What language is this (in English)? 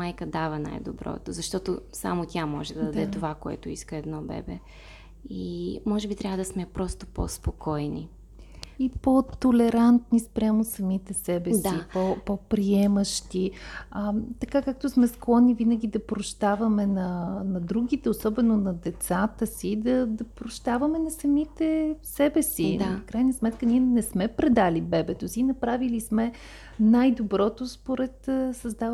Bulgarian